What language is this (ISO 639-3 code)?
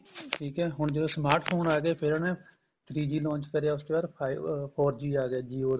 pan